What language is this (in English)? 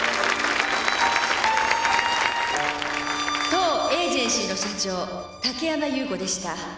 Japanese